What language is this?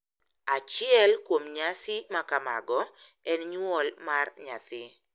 Luo (Kenya and Tanzania)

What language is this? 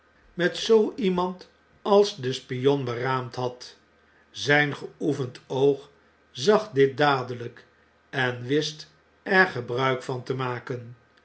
Dutch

